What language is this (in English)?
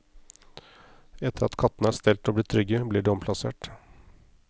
Norwegian